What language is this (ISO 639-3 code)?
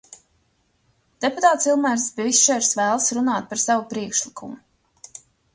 lav